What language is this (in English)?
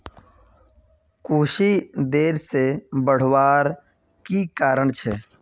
Magahi